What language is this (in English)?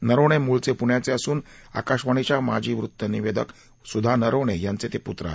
Marathi